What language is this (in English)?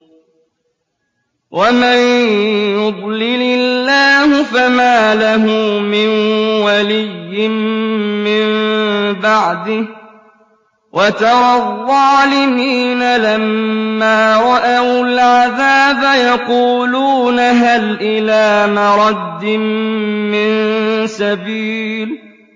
Arabic